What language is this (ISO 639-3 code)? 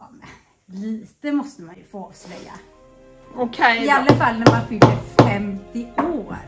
swe